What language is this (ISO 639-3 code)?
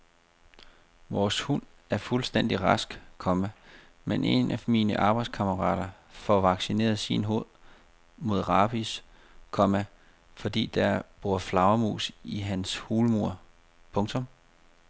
dan